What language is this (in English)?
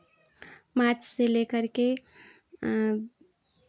Hindi